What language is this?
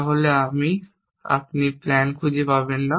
Bangla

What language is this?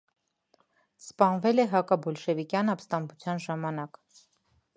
Armenian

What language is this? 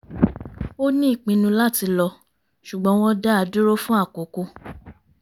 Yoruba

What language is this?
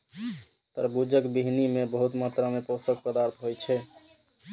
Maithili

